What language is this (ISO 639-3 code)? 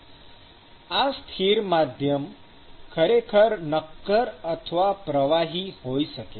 guj